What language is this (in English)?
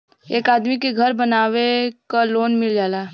Bhojpuri